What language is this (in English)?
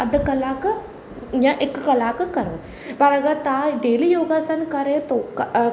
Sindhi